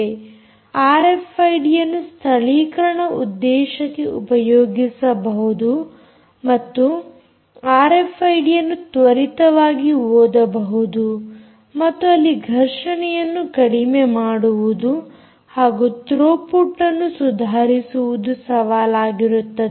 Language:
Kannada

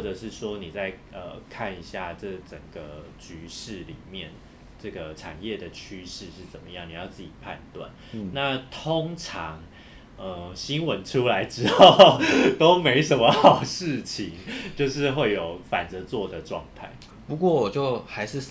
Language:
Chinese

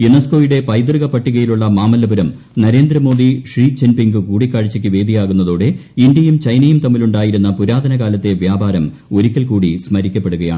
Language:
Malayalam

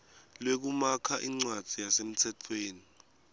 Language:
Swati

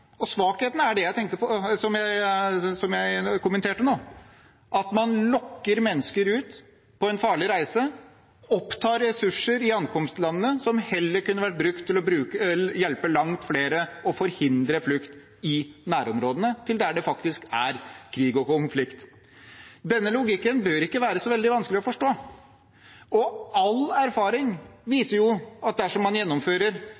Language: Norwegian Bokmål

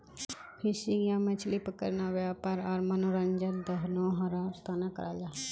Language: Magahi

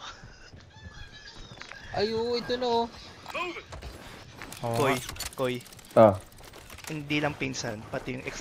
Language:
Filipino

